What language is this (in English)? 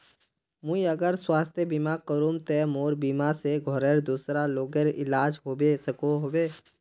Magahi